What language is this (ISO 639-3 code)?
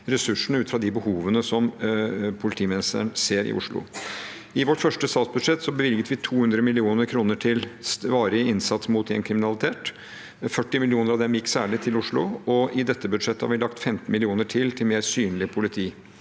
nor